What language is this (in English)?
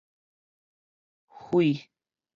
Min Nan Chinese